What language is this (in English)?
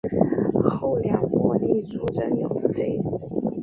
Chinese